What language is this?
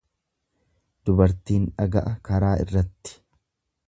Oromo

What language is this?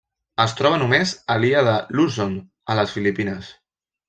Catalan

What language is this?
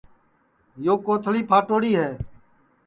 Sansi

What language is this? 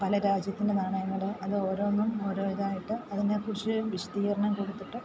Malayalam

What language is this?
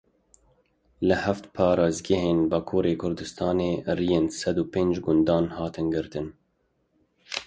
Kurdish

